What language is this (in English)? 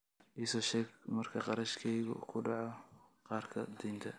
Somali